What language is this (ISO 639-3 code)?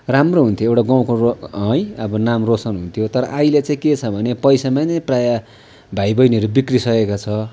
nep